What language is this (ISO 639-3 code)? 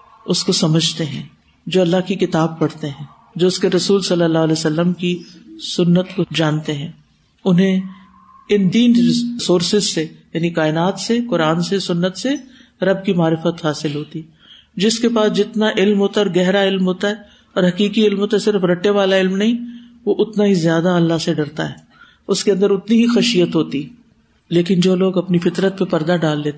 urd